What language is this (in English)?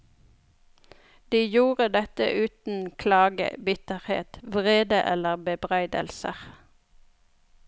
Norwegian